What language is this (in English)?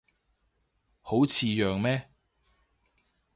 Cantonese